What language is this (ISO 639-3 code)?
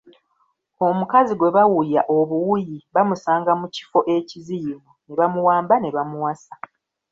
lug